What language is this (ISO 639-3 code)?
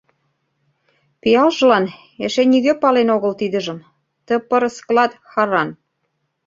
chm